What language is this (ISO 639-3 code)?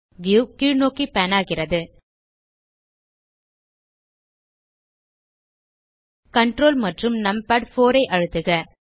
tam